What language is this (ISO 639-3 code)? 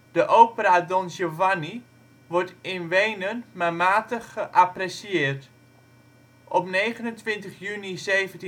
nld